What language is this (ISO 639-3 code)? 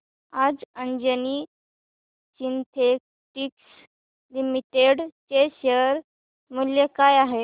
mar